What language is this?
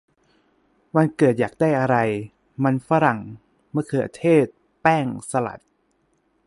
Thai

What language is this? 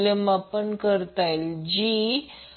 Marathi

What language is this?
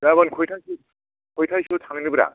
Bodo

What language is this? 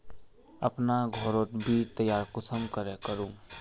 Magahi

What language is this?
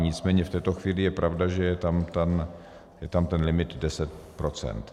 Czech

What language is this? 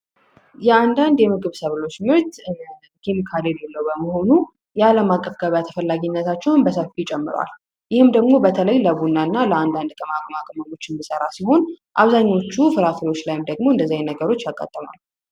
Amharic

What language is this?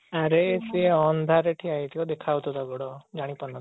Odia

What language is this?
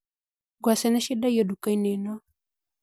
Kikuyu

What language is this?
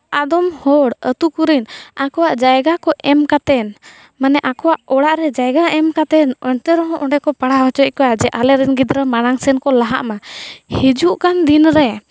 Santali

